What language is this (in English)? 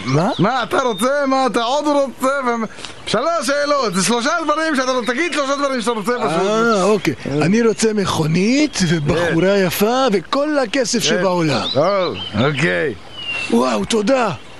Hebrew